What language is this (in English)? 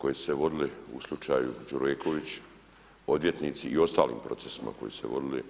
Croatian